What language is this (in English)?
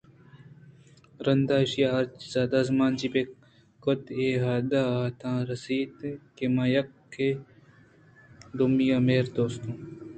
Eastern Balochi